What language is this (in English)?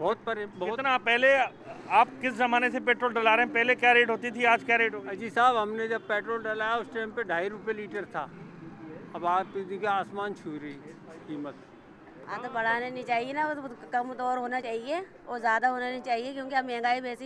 Hindi